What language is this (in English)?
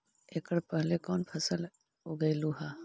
Magahi